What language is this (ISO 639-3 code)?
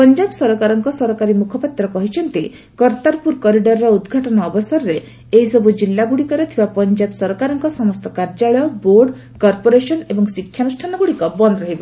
ori